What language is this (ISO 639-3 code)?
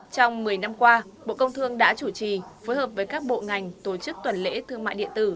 vie